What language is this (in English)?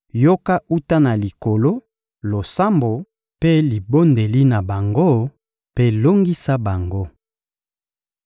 Lingala